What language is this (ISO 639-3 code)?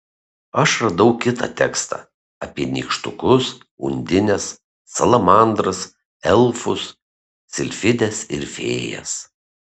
lit